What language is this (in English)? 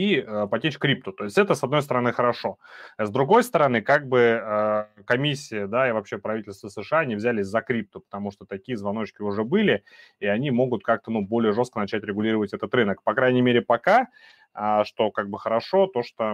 Russian